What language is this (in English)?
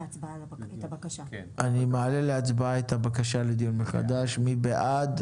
Hebrew